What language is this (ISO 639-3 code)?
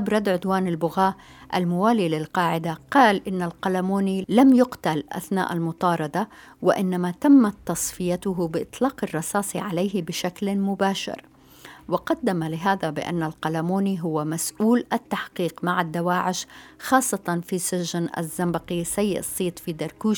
ara